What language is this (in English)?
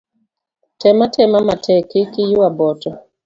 Luo (Kenya and Tanzania)